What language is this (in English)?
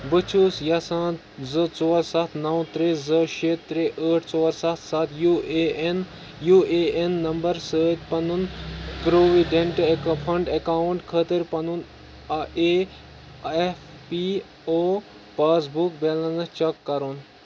Kashmiri